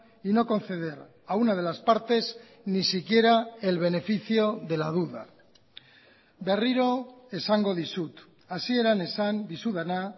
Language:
Spanish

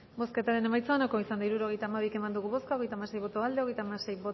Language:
Basque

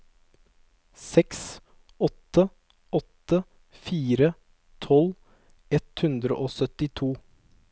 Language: Norwegian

